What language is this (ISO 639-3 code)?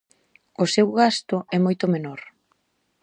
glg